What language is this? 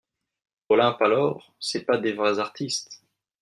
French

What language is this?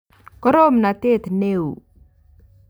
Kalenjin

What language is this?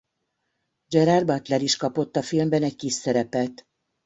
Hungarian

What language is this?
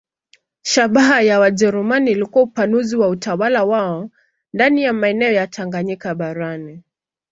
Swahili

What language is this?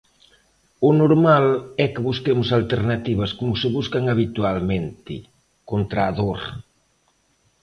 Galician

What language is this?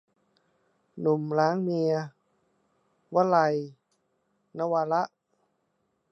Thai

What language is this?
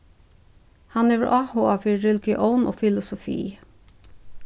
Faroese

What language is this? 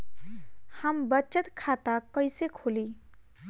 Bhojpuri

